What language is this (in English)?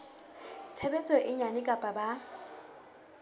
Southern Sotho